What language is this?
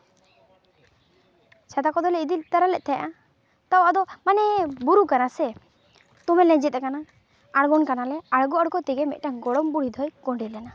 Santali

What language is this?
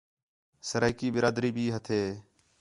Khetrani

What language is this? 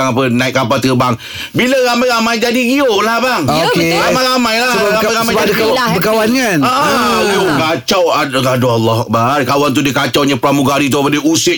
Malay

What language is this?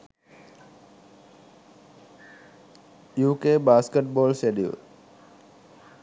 Sinhala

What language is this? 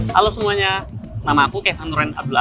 Indonesian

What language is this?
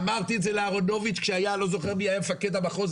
Hebrew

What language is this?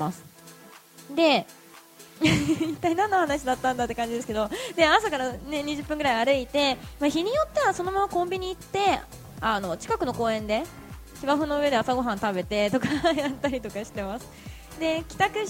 Japanese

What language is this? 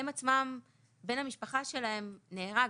Hebrew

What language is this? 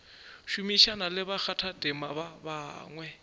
Northern Sotho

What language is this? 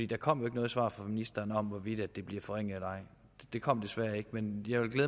Danish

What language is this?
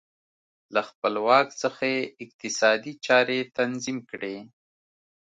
Pashto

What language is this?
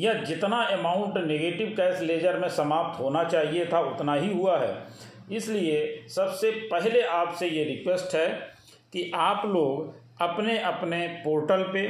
Hindi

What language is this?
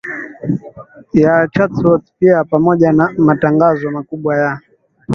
Swahili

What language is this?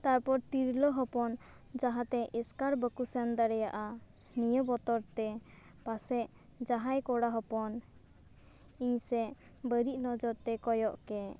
Santali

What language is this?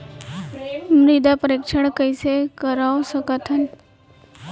Chhattisgarhi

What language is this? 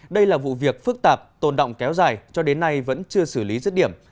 Vietnamese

